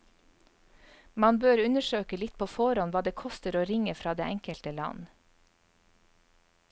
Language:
Norwegian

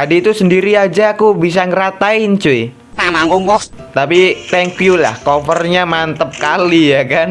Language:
Indonesian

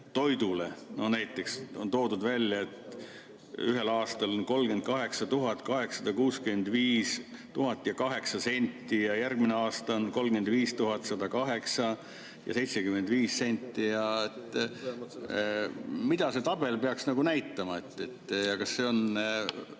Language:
Estonian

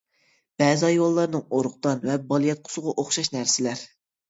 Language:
Uyghur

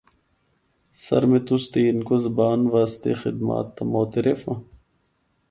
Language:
Northern Hindko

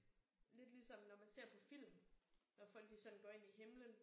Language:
Danish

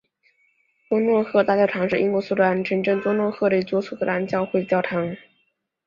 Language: Chinese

